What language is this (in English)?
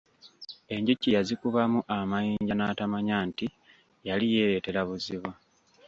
Ganda